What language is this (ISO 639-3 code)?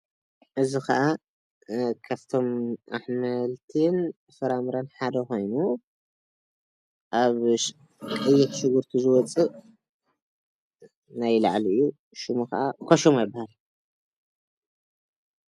tir